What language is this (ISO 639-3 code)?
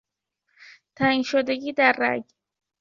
fas